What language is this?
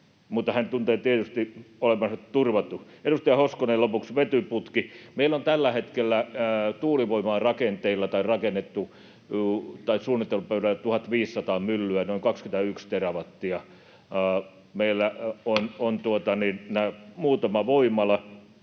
Finnish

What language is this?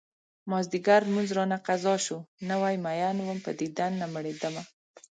Pashto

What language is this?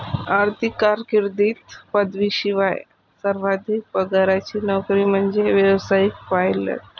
Marathi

